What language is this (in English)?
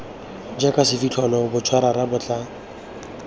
Tswana